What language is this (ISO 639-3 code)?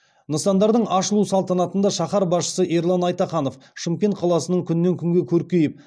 kaz